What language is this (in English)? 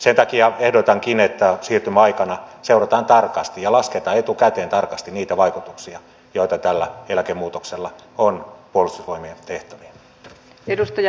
Finnish